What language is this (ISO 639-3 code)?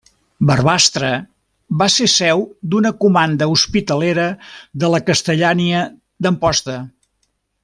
cat